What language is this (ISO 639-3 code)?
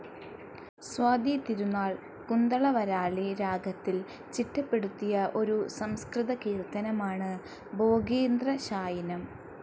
mal